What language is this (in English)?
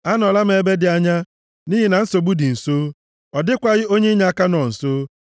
Igbo